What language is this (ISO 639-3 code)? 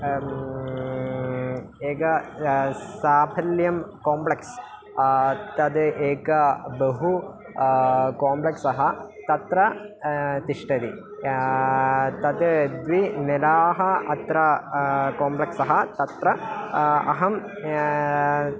san